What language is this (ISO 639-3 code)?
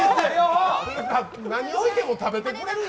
jpn